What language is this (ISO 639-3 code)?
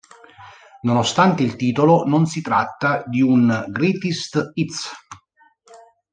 ita